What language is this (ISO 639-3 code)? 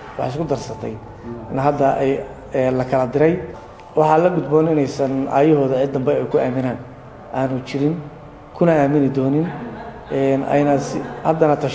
ara